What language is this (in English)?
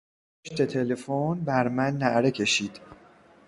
Persian